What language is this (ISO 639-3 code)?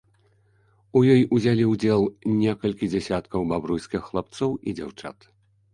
bel